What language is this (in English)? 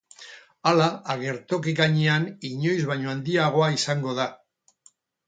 Basque